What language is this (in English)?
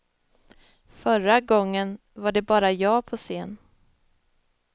Swedish